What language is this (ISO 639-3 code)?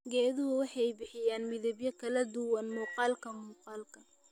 som